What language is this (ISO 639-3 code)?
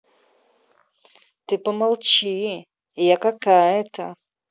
rus